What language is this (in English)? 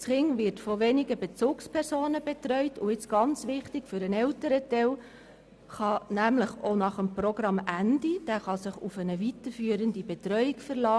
Swiss German